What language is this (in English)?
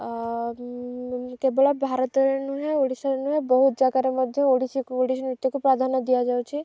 Odia